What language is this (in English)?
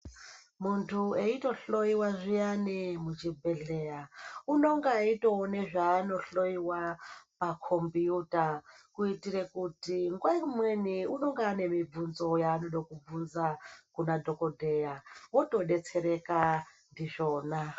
Ndau